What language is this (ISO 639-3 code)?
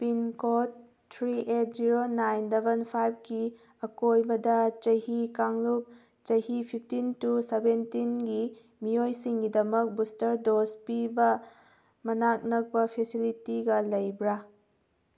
mni